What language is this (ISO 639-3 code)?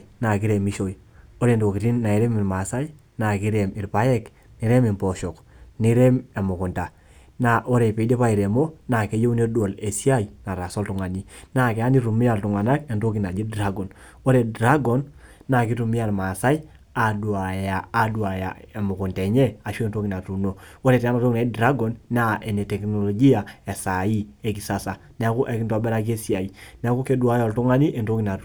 mas